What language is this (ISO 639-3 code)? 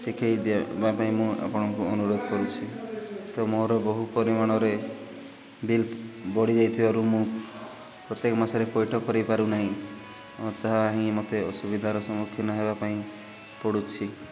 ori